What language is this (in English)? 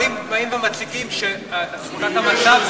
Hebrew